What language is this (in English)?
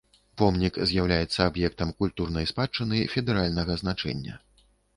Belarusian